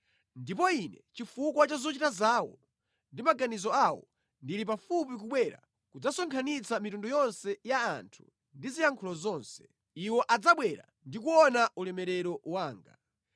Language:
Nyanja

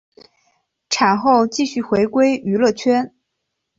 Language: Chinese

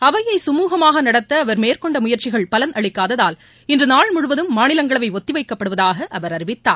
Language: Tamil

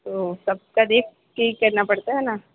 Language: Urdu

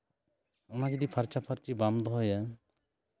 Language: Santali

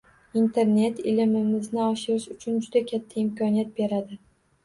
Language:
Uzbek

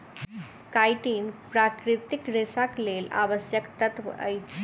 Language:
Maithili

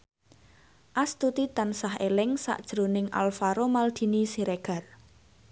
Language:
Javanese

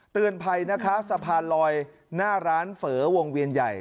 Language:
Thai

